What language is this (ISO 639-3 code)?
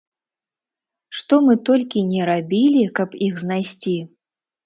bel